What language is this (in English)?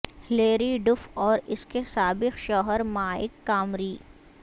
Urdu